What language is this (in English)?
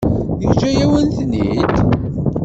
Kabyle